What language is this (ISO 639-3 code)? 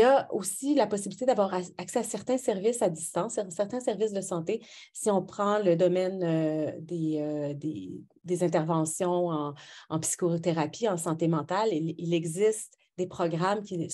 fra